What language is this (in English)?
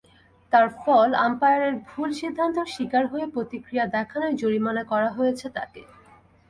Bangla